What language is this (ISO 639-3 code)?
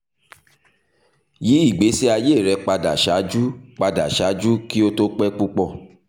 yor